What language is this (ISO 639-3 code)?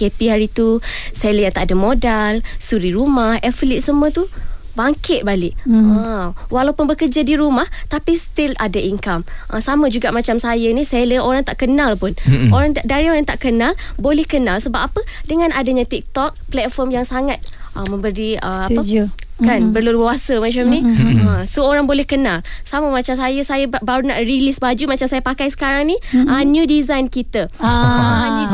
msa